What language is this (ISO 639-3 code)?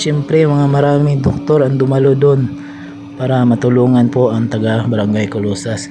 fil